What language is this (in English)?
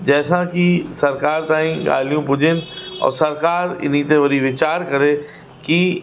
Sindhi